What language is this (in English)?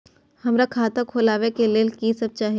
Maithili